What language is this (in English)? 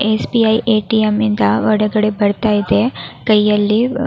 Kannada